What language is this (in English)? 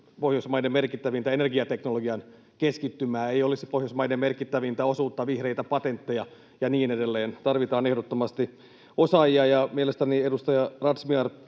Finnish